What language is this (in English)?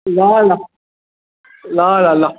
Nepali